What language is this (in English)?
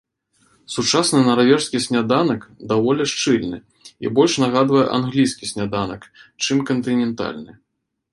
Belarusian